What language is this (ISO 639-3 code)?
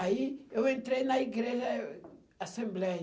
por